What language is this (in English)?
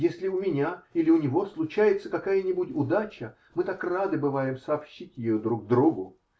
Russian